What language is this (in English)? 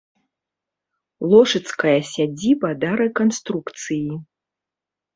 Belarusian